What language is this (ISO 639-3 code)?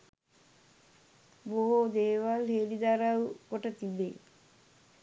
sin